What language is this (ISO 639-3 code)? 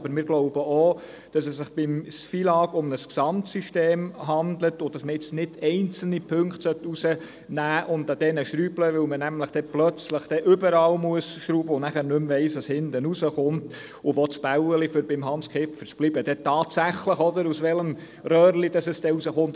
gsw